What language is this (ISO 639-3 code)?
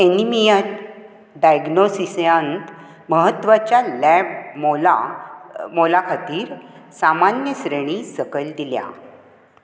kok